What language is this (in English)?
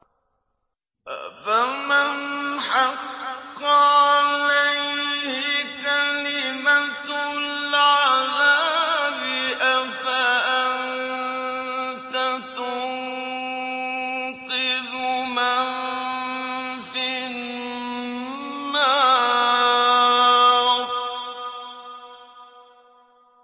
Arabic